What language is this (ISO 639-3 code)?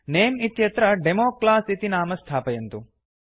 san